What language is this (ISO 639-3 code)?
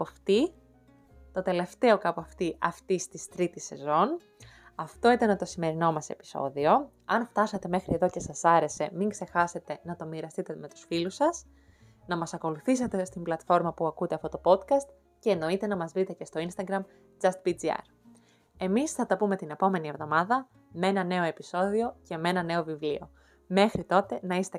ell